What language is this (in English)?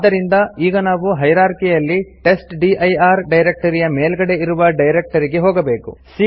Kannada